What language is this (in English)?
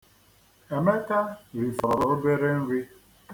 Igbo